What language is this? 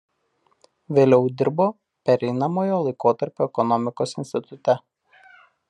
Lithuanian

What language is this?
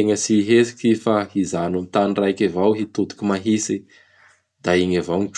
Bara Malagasy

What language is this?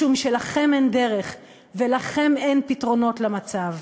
Hebrew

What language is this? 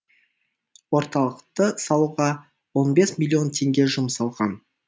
Kazakh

